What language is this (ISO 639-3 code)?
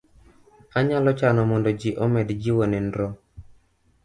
luo